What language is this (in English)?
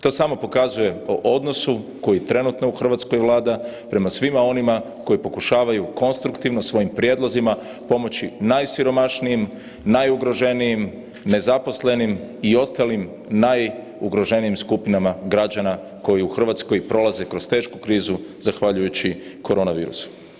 Croatian